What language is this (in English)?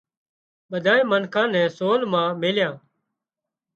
Wadiyara Koli